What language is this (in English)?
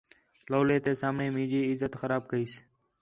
Khetrani